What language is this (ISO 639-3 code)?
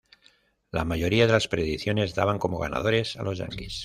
spa